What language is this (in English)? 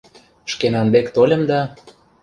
Mari